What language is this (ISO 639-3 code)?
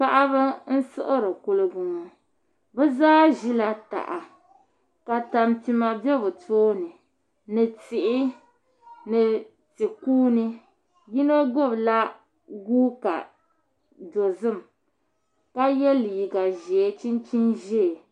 dag